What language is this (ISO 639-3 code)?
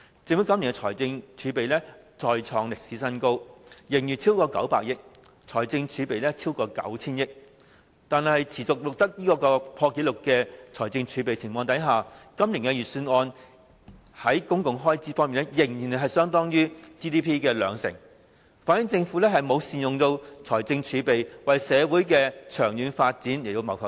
yue